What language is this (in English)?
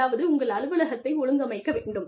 Tamil